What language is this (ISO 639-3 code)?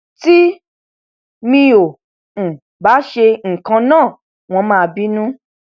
yor